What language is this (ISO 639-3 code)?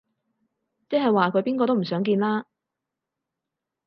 yue